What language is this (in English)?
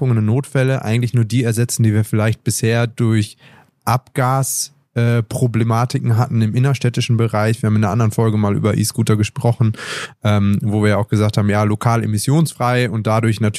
German